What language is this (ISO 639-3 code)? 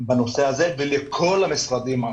heb